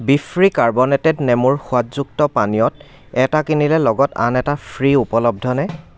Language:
Assamese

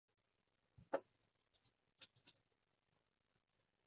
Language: Cantonese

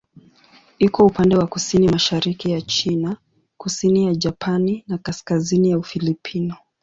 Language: Swahili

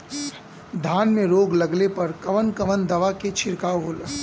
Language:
Bhojpuri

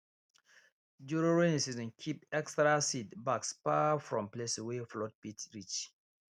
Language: Nigerian Pidgin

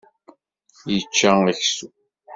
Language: Kabyle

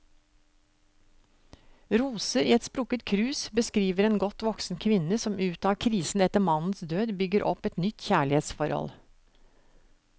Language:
Norwegian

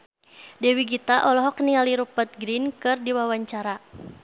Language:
Sundanese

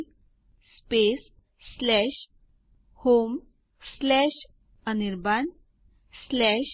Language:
Gujarati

